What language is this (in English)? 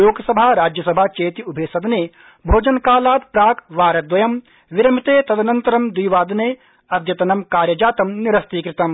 Sanskrit